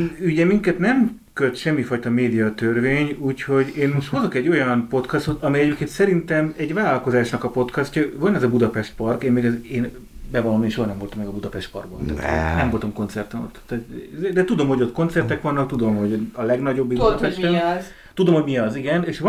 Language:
Hungarian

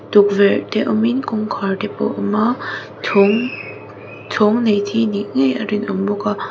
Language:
Mizo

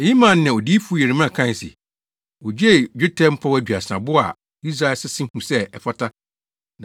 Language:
Akan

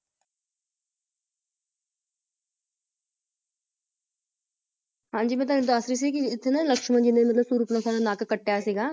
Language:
Punjabi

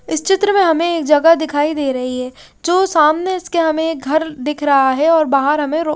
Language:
Hindi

